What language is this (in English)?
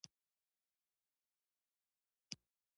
Pashto